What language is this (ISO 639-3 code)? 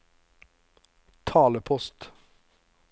nor